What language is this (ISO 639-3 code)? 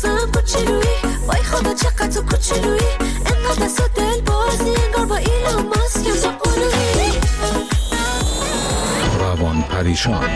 fas